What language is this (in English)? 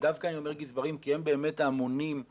Hebrew